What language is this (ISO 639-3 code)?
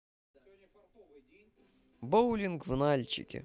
rus